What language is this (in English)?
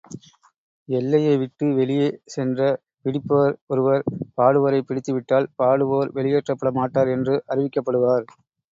Tamil